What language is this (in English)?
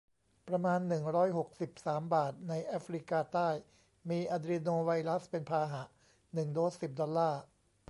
Thai